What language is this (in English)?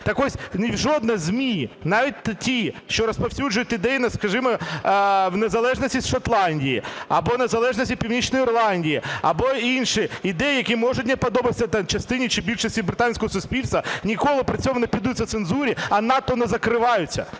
Ukrainian